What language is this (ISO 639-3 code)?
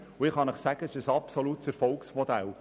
gsw